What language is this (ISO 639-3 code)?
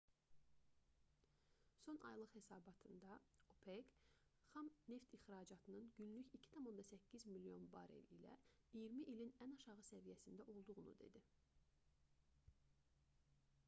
aze